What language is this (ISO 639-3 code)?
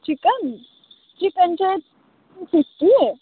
nep